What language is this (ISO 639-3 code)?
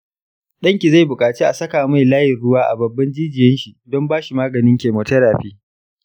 hau